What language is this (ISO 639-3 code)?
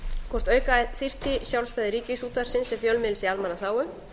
isl